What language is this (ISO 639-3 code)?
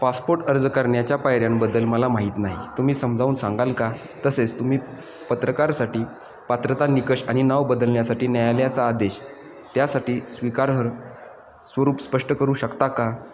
mar